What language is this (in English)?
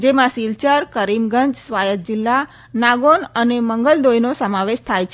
Gujarati